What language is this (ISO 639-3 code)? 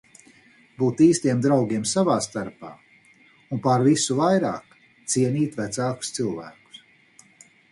lav